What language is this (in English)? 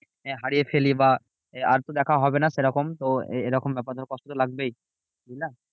Bangla